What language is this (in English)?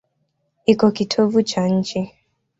Swahili